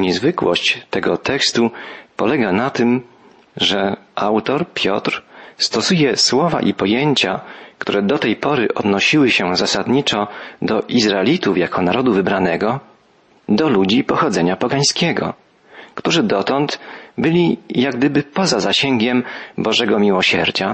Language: Polish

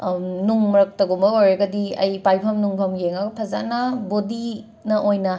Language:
Manipuri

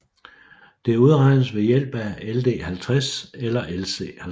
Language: Danish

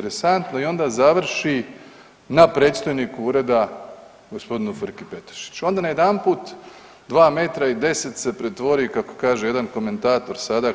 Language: Croatian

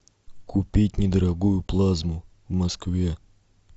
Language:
Russian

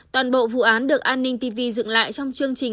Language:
Vietnamese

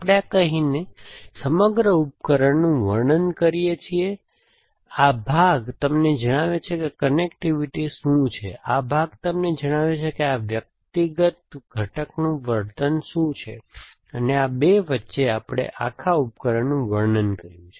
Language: Gujarati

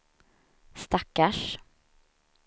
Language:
Swedish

